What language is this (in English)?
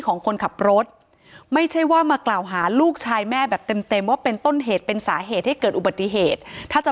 Thai